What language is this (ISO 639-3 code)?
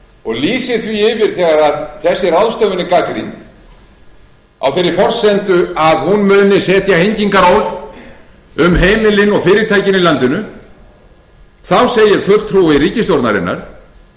isl